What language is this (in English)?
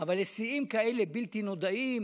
Hebrew